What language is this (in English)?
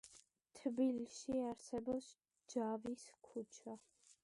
Georgian